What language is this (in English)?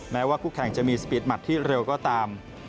Thai